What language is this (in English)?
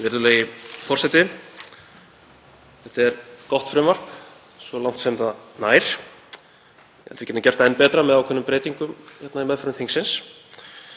Icelandic